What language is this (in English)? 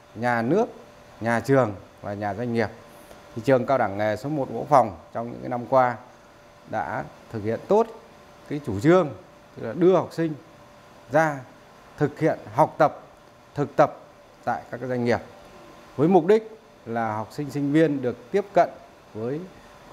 Vietnamese